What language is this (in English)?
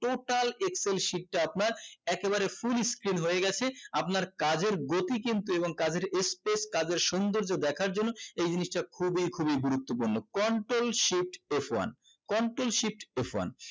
Bangla